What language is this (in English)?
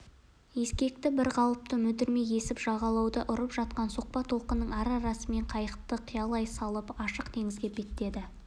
Kazakh